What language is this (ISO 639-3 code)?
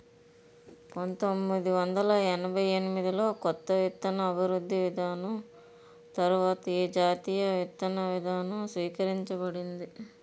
tel